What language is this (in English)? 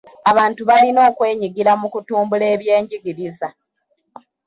Ganda